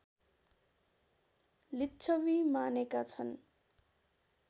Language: Nepali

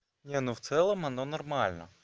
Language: Russian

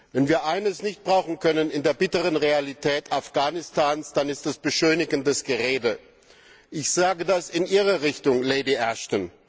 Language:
German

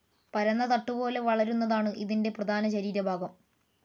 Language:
Malayalam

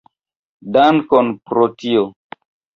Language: Esperanto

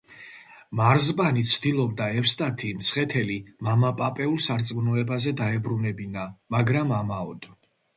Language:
Georgian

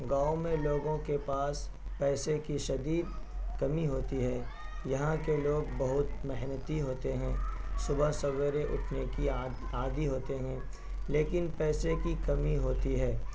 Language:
Urdu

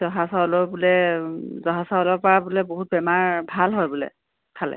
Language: Assamese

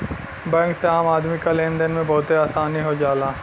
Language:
Bhojpuri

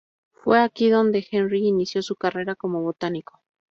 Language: Spanish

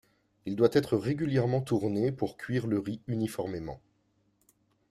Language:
French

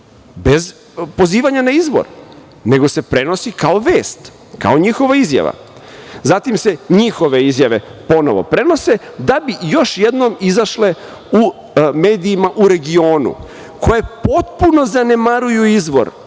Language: Serbian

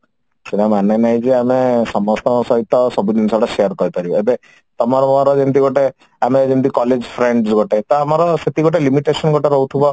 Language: Odia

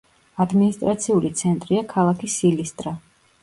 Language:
Georgian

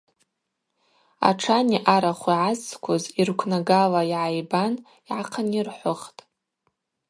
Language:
Abaza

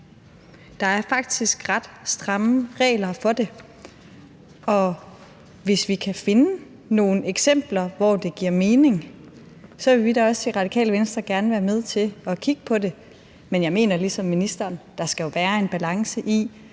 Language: Danish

